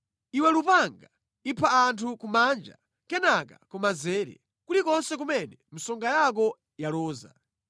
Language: Nyanja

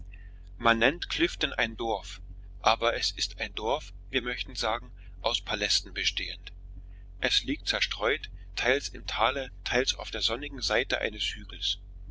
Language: German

